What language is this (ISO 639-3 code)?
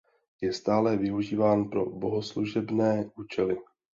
ces